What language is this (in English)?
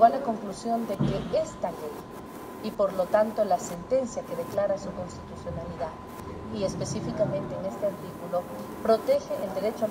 Spanish